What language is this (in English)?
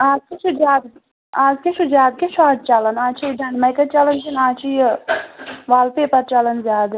Kashmiri